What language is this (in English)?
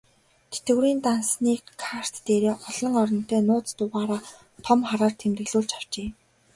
Mongolian